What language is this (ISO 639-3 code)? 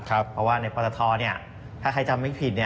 tha